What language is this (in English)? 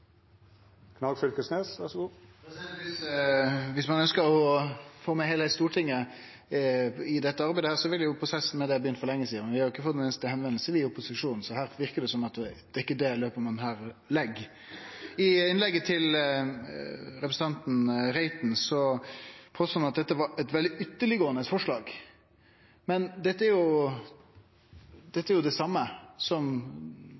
Norwegian